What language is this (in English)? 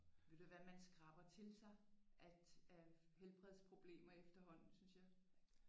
Danish